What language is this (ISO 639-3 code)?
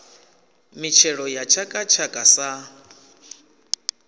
ven